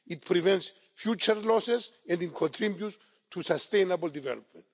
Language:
English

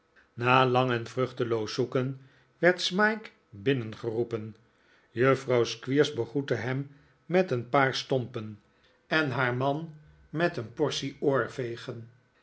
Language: Dutch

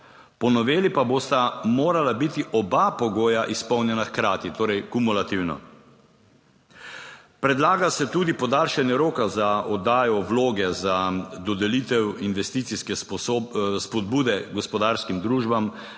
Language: Slovenian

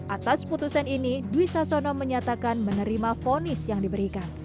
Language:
Indonesian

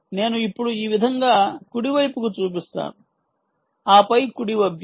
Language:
Telugu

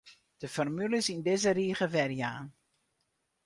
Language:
Western Frisian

